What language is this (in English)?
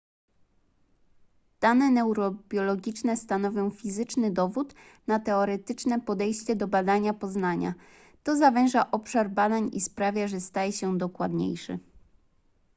Polish